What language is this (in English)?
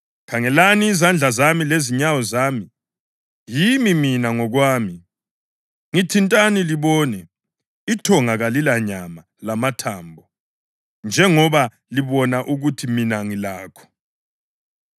North Ndebele